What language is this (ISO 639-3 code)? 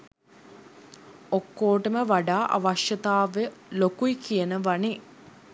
sin